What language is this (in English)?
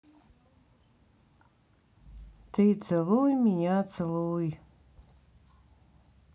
Russian